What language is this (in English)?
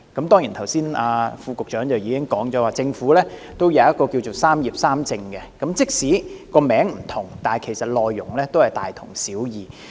Cantonese